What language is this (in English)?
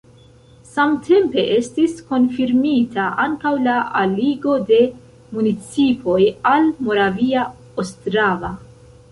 Esperanto